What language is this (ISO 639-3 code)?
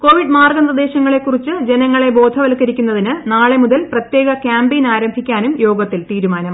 mal